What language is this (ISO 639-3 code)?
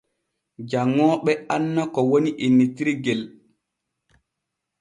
fue